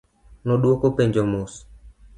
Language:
Luo (Kenya and Tanzania)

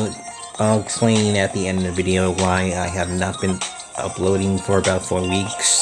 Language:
English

